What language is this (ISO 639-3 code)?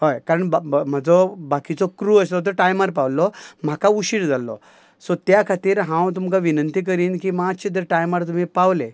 kok